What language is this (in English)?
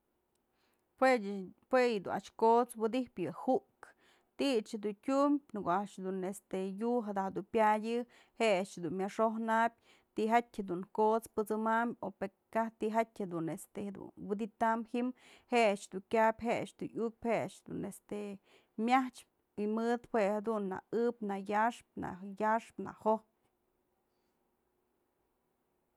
Mazatlán Mixe